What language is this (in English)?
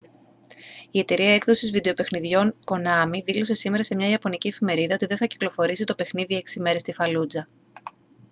Greek